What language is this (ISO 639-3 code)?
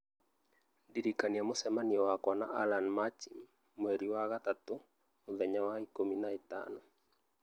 kik